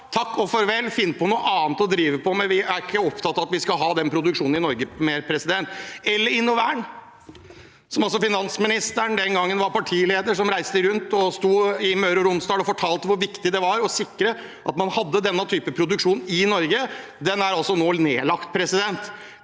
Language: Norwegian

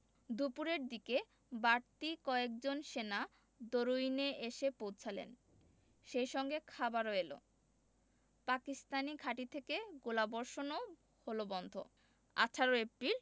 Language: Bangla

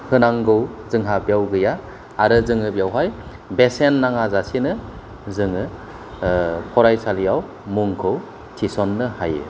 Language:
Bodo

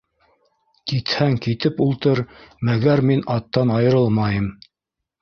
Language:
Bashkir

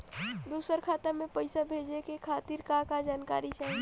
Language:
Bhojpuri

